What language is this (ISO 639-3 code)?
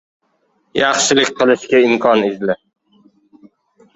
uzb